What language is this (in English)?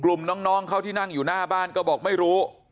Thai